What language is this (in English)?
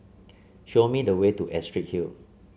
English